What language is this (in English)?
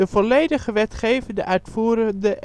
Dutch